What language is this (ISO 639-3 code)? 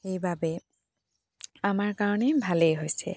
asm